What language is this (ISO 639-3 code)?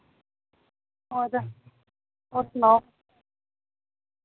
doi